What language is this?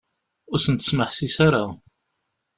Kabyle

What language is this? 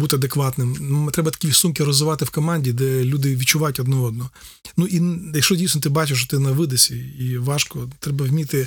Ukrainian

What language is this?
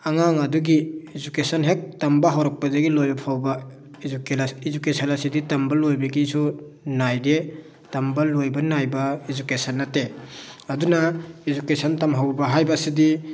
Manipuri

